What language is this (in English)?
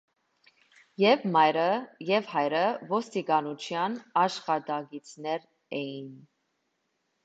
Armenian